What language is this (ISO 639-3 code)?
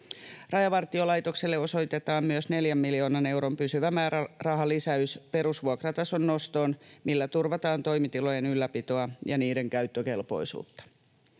fin